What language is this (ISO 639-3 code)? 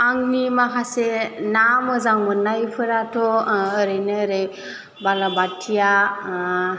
brx